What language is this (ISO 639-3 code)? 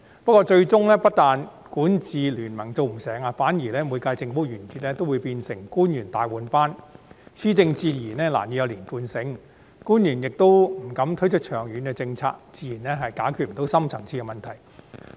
yue